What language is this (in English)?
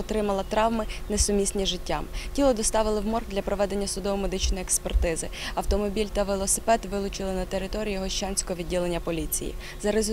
Ukrainian